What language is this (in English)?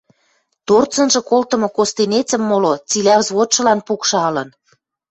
Western Mari